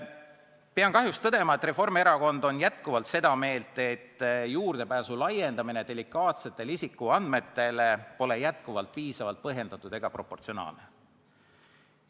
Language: Estonian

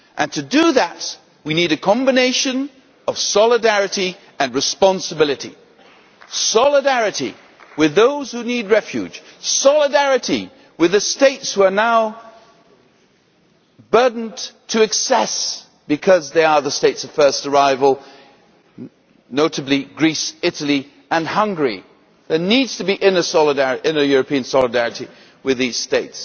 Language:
English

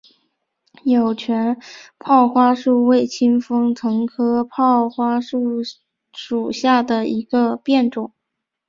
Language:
Chinese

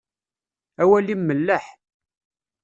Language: Kabyle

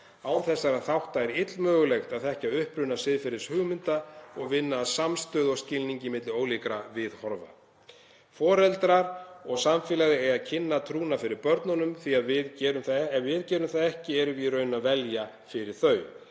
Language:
Icelandic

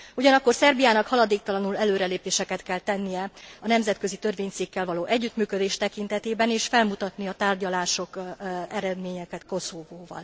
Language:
Hungarian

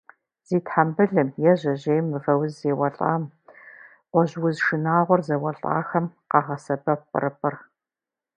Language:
Kabardian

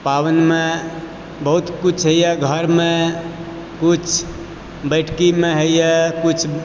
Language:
Maithili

